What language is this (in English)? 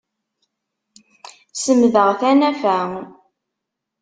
Kabyle